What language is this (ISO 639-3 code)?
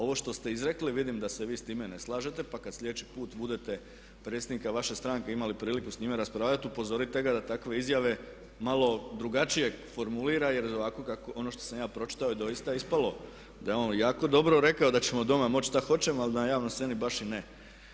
hrv